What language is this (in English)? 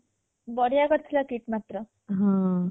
Odia